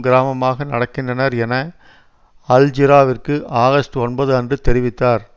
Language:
Tamil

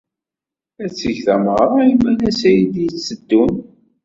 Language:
Kabyle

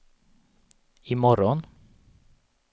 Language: Swedish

